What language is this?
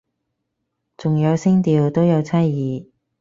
Cantonese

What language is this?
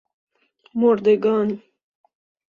Persian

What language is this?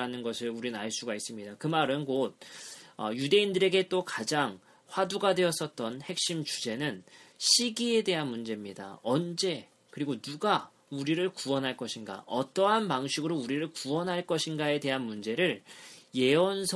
Korean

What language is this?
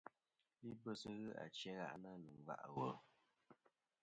Kom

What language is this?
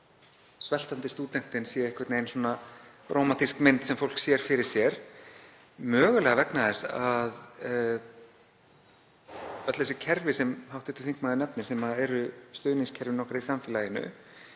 Icelandic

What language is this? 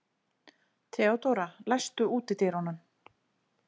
Icelandic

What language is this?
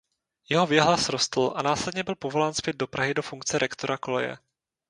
Czech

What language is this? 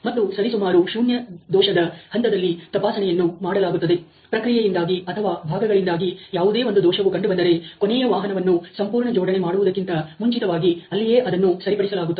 Kannada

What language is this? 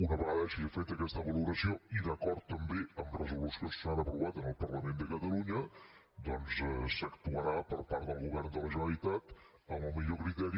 Catalan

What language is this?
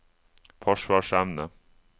Norwegian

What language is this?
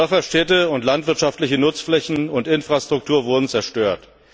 German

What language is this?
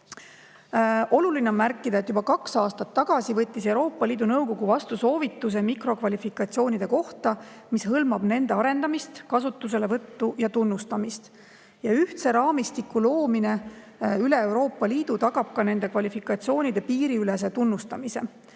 Estonian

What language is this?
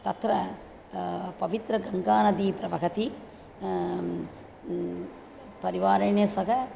Sanskrit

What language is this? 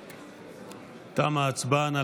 Hebrew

